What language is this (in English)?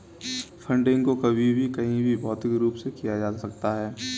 Hindi